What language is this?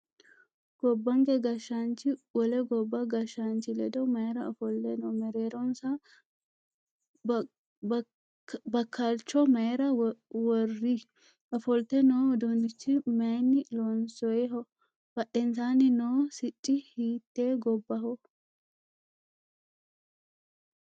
Sidamo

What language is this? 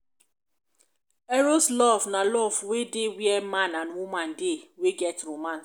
Nigerian Pidgin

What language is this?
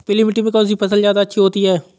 Hindi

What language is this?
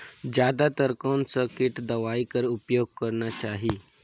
Chhattisgarhi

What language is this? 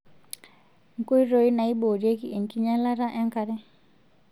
Masai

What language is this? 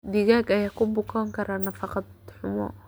Somali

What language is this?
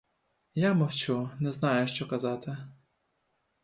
Ukrainian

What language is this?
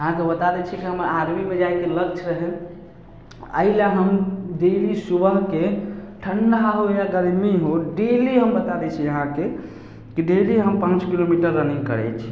Maithili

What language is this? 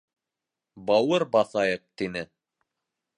Bashkir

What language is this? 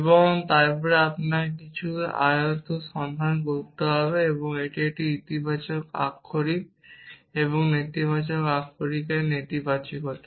Bangla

